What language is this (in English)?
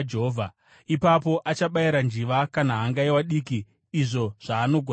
Shona